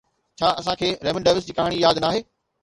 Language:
Sindhi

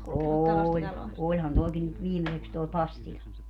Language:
Finnish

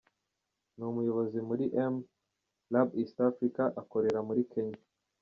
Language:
Kinyarwanda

